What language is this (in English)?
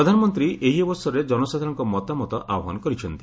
Odia